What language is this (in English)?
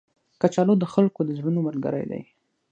Pashto